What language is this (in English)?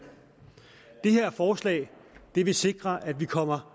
Danish